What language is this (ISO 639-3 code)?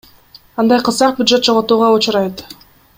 kir